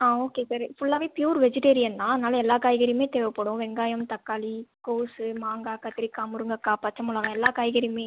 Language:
Tamil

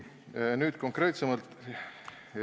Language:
Estonian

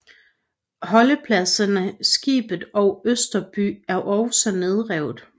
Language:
Danish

